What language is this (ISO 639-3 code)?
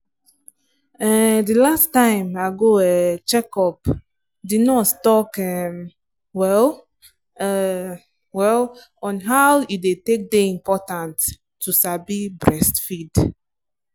pcm